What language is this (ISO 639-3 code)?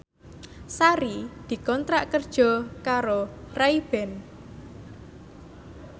jav